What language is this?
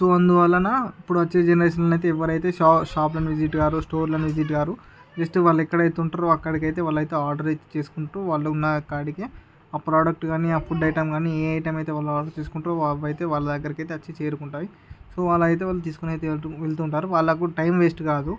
Telugu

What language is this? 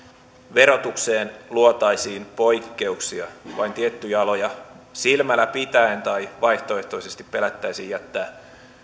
Finnish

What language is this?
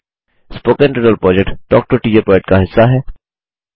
Hindi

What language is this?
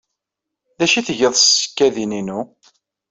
Kabyle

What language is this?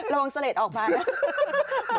Thai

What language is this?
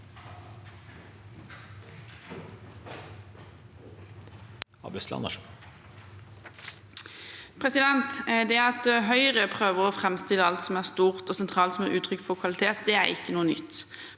Norwegian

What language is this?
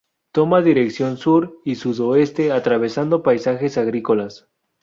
Spanish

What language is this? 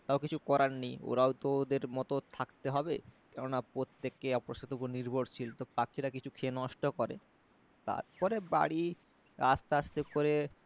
Bangla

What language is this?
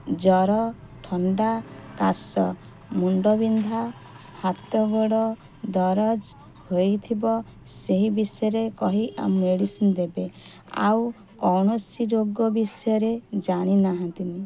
Odia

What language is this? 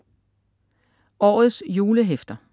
Danish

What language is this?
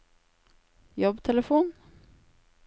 Norwegian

